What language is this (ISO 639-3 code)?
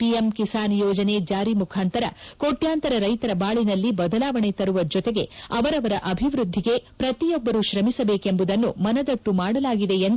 kan